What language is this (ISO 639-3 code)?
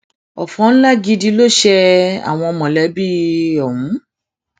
yor